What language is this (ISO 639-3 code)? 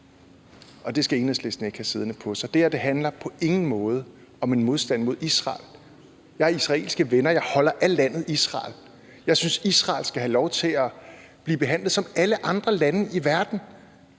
dan